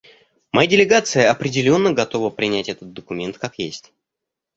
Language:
Russian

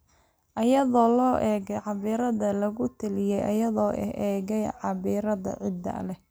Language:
Somali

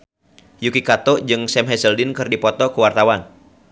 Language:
Sundanese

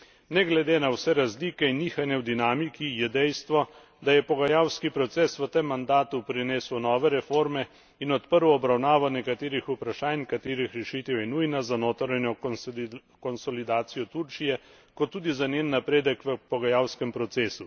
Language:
Slovenian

